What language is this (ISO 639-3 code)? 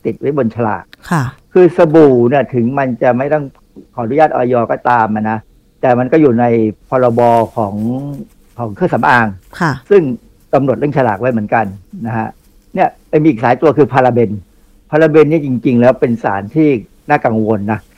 tha